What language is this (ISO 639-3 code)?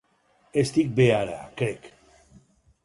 cat